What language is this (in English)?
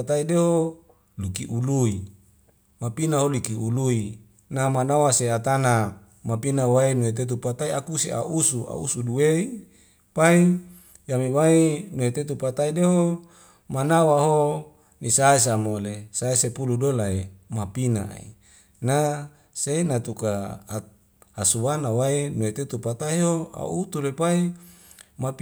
Wemale